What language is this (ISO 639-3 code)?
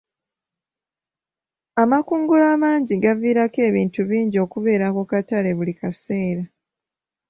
lug